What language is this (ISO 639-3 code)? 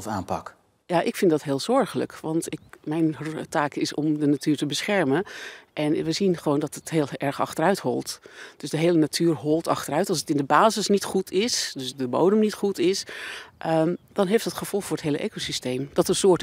nld